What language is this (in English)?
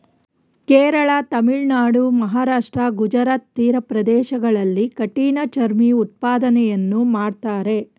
Kannada